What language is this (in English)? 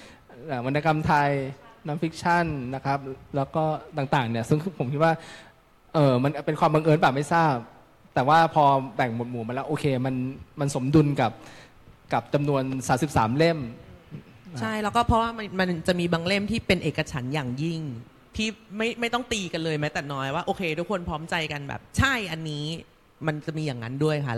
Thai